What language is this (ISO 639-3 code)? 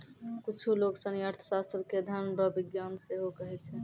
mai